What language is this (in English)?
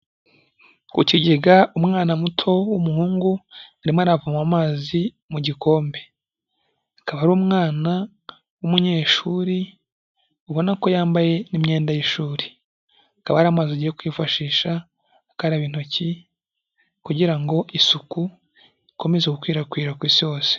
Kinyarwanda